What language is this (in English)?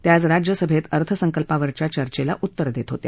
Marathi